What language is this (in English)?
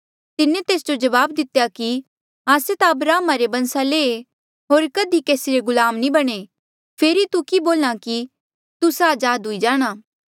Mandeali